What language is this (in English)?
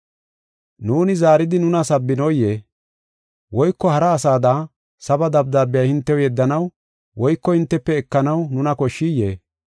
Gofa